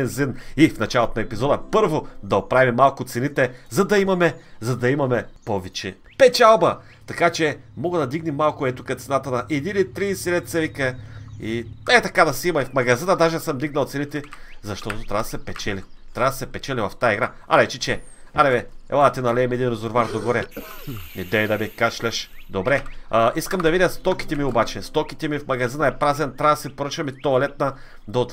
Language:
Bulgarian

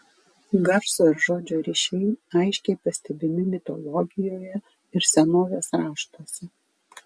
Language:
Lithuanian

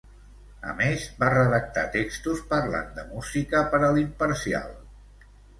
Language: Catalan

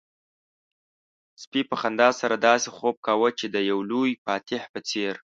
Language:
Pashto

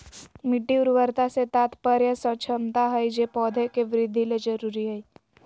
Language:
Magahi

